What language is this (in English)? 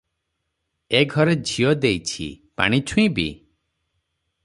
Odia